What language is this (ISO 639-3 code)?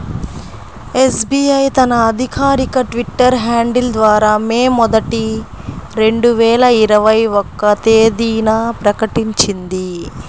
tel